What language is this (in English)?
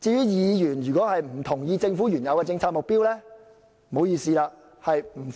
Cantonese